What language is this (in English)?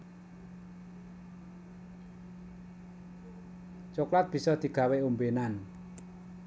Javanese